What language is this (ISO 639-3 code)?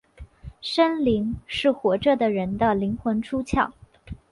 zho